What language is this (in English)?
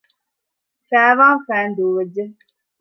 Divehi